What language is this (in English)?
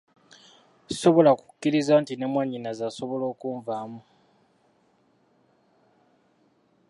Ganda